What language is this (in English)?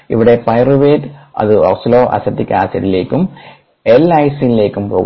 Malayalam